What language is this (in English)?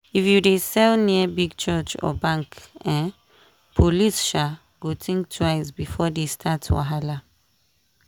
Nigerian Pidgin